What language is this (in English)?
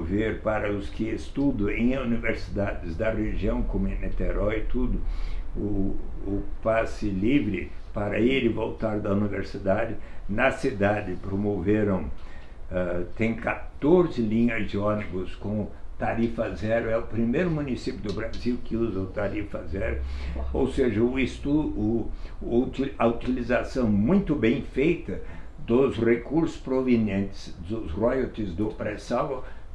Portuguese